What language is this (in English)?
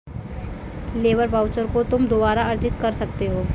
Hindi